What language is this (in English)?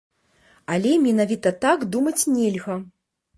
Belarusian